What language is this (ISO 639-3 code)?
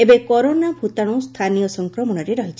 ori